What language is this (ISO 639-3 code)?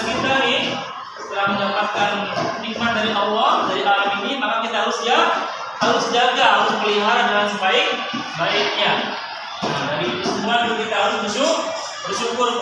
ind